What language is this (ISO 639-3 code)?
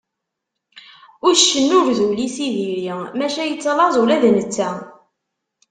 kab